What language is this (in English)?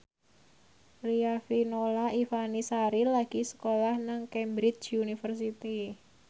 Javanese